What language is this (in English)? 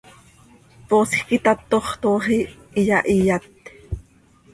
Seri